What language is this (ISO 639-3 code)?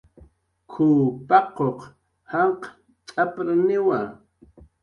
jqr